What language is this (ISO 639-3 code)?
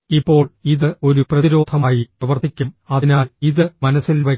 mal